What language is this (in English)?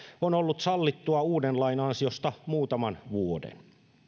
Finnish